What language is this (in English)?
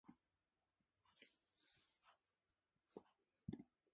Japanese